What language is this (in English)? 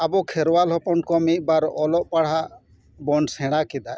Santali